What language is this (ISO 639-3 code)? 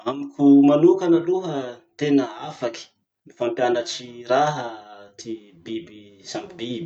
msh